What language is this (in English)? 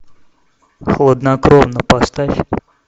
Russian